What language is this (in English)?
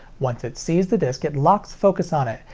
English